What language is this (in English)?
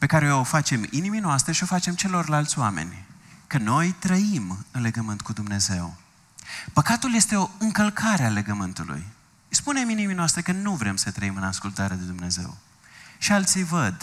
Romanian